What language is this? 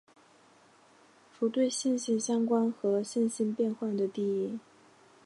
Chinese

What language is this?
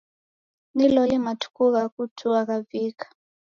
Taita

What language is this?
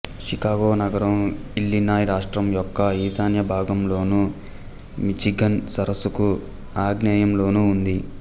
Telugu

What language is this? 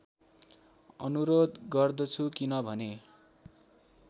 Nepali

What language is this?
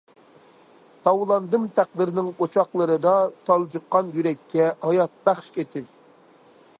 Uyghur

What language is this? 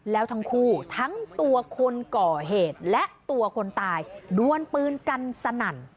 Thai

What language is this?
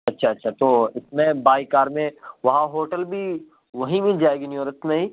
Urdu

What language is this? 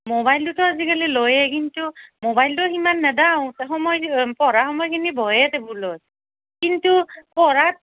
Assamese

